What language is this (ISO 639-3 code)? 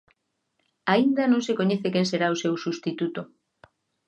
glg